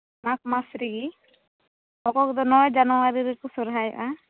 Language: Santali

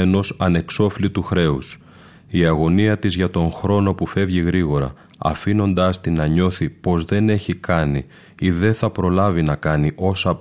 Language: Greek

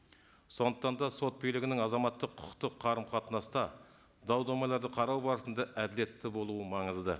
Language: Kazakh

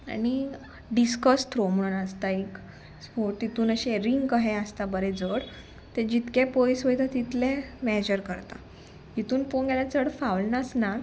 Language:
Konkani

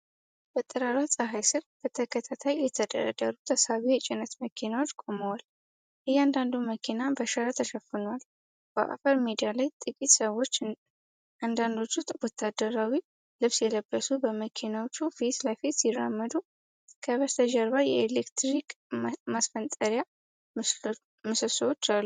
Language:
Amharic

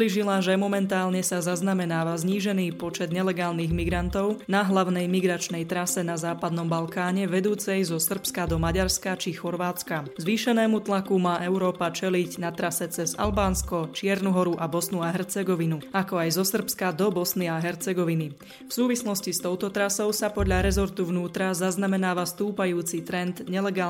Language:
Slovak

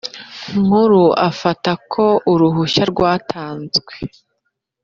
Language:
Kinyarwanda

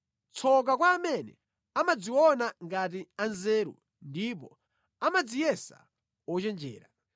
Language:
Nyanja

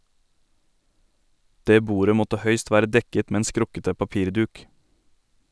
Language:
Norwegian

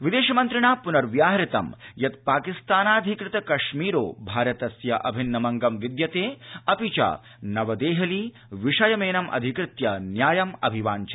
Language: Sanskrit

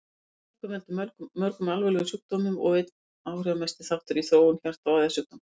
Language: Icelandic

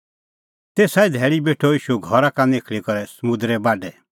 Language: Kullu Pahari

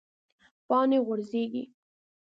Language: Pashto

